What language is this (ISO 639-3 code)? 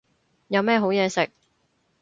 yue